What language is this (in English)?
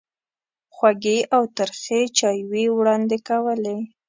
Pashto